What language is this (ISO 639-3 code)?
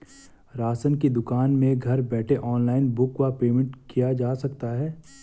hin